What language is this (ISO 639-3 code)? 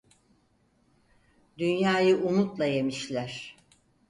tur